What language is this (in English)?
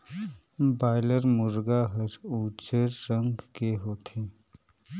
Chhattisgarhi